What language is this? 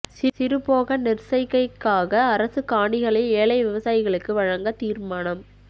Tamil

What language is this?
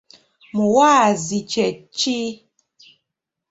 Ganda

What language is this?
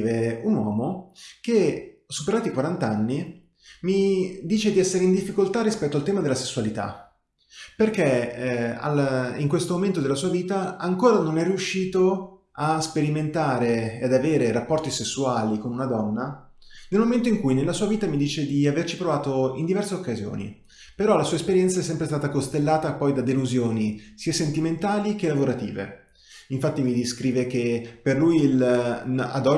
Italian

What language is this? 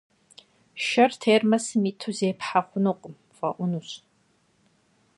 Kabardian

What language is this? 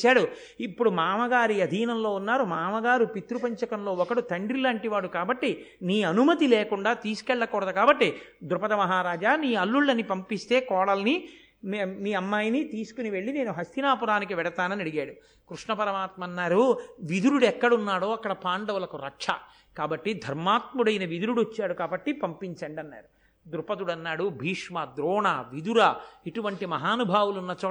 Telugu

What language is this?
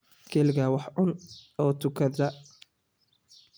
Somali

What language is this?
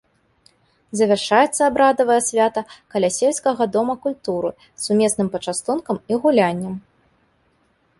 Belarusian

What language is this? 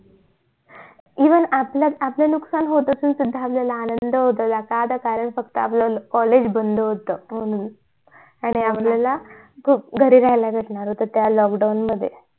Marathi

